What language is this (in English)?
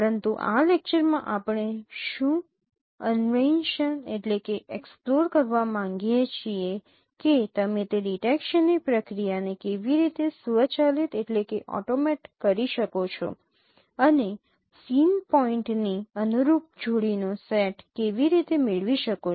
Gujarati